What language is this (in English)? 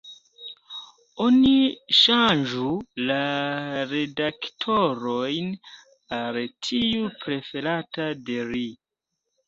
Esperanto